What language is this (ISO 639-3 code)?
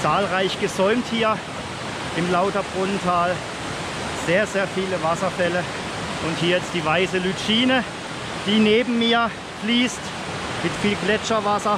deu